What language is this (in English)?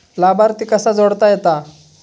Marathi